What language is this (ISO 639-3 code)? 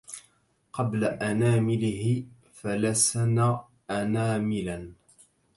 ara